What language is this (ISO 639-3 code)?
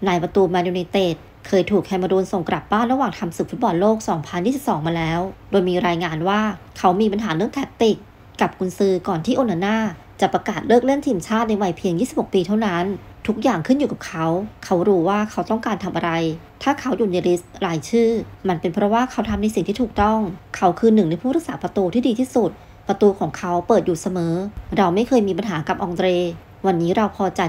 tha